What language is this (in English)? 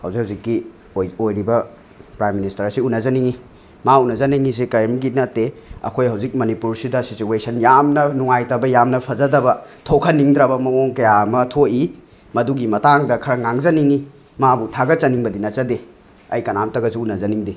Manipuri